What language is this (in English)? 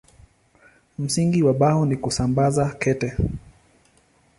Swahili